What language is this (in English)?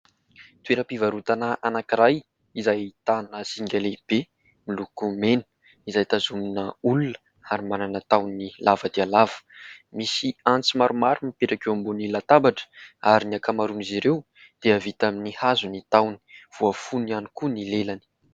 Malagasy